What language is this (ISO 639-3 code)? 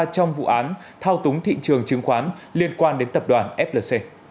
vie